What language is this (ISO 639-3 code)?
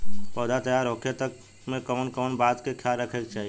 bho